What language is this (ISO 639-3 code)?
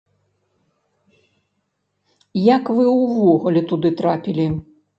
bel